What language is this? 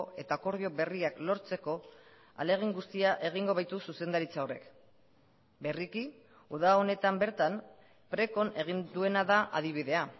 Basque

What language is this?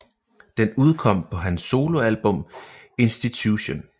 Danish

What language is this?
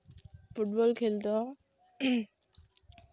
Santali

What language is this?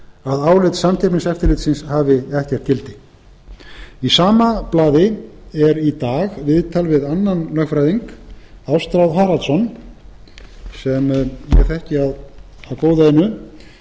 Icelandic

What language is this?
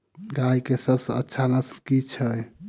Maithili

